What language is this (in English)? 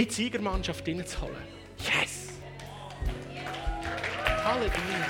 German